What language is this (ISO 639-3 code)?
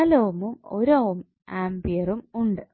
mal